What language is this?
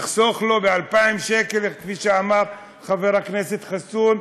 Hebrew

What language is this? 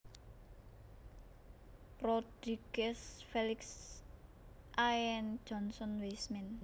Javanese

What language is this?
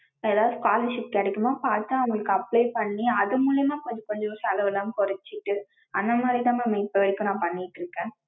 Tamil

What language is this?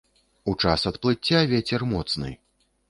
Belarusian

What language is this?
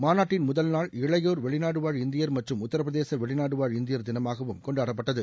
Tamil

